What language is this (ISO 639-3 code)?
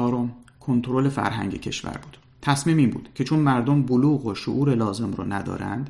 fas